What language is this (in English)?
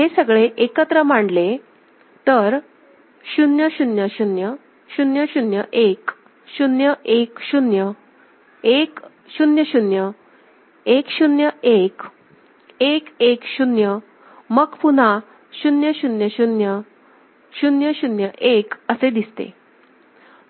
Marathi